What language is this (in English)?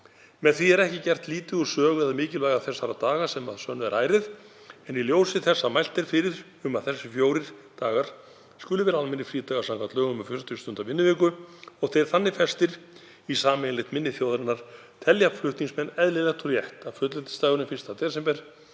Icelandic